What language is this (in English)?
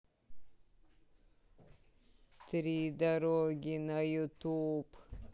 Russian